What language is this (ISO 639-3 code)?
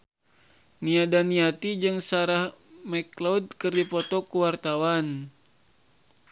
sun